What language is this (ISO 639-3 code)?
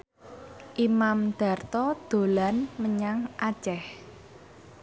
jav